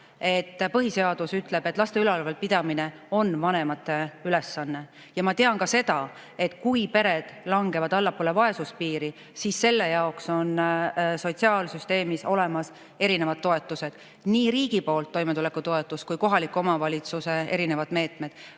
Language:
Estonian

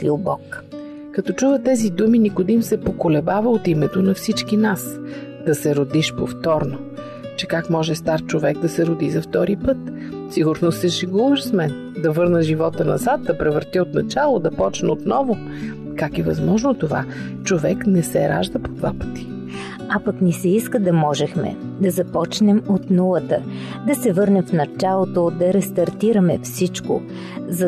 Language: Bulgarian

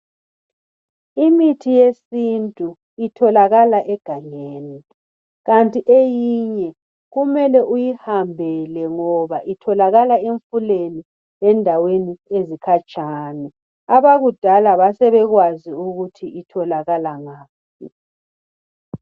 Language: North Ndebele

